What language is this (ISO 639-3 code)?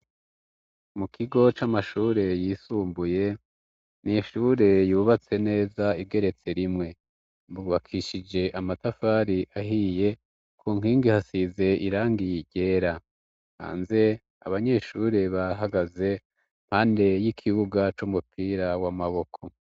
run